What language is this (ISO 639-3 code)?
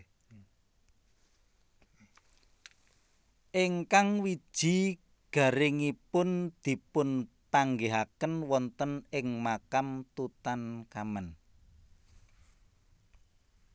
jav